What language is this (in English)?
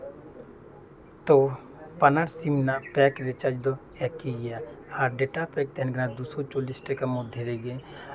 Santali